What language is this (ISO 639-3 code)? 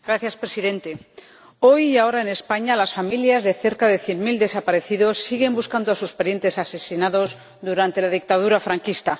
spa